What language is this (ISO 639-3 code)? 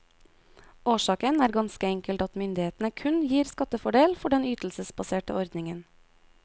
nor